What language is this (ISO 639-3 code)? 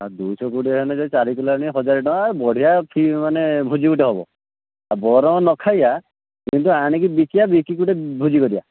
ori